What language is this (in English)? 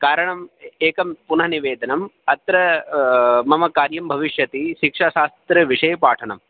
Sanskrit